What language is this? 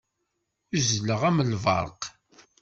Kabyle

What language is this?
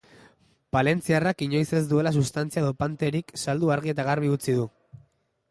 Basque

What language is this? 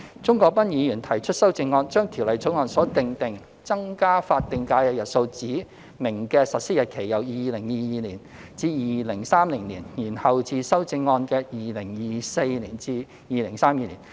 Cantonese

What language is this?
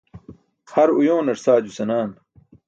Burushaski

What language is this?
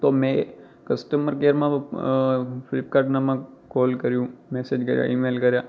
Gujarati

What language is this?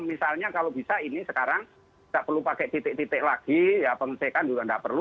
Indonesian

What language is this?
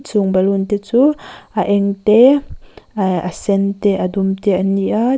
Mizo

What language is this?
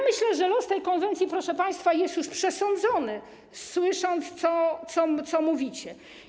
Polish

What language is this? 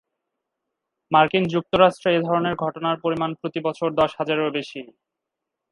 Bangla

